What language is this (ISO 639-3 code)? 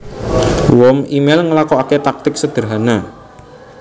jav